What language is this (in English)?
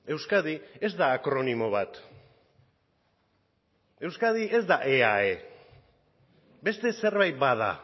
Basque